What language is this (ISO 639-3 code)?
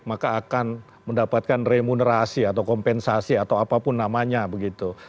ind